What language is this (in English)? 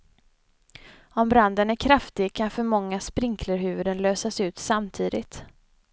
Swedish